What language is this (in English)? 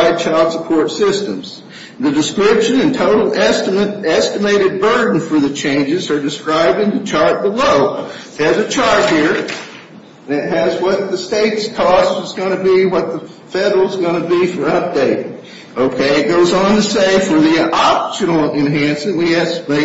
English